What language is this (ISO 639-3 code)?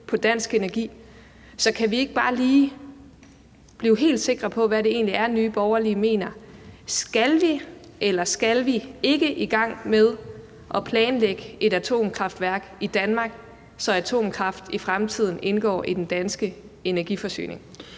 dan